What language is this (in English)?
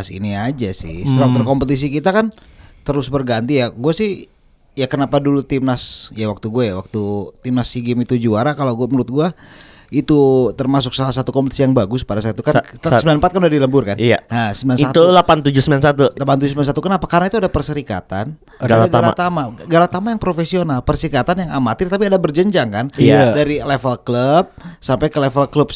Indonesian